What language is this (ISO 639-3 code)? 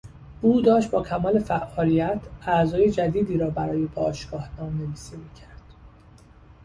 fas